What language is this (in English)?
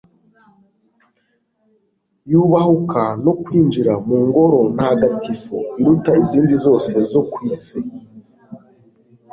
Kinyarwanda